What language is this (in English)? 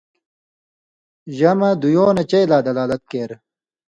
Indus Kohistani